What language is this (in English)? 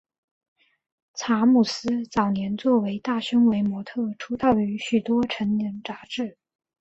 Chinese